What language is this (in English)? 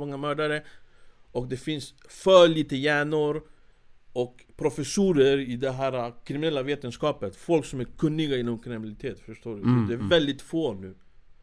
Swedish